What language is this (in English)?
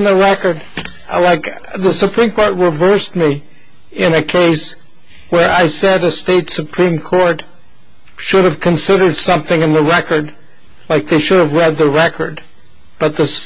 English